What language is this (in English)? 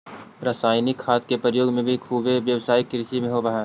Magahi